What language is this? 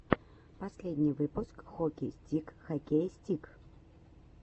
Russian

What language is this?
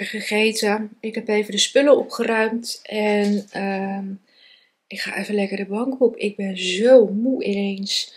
Dutch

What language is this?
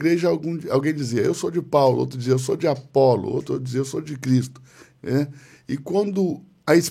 Portuguese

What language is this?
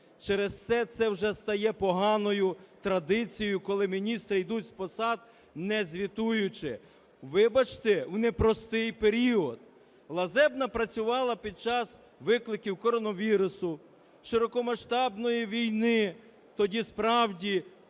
Ukrainian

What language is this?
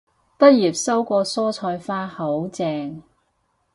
Cantonese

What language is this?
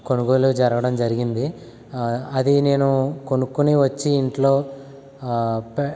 Telugu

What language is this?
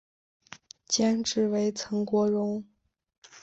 Chinese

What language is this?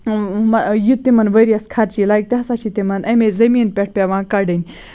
Kashmiri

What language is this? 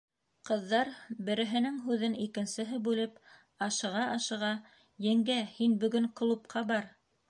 Bashkir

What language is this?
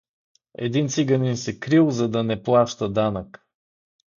Bulgarian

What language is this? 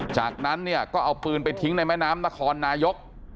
Thai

